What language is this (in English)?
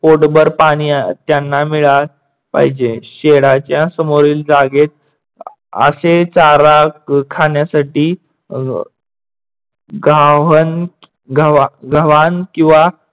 Marathi